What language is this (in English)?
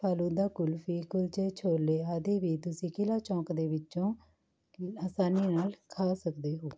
Punjabi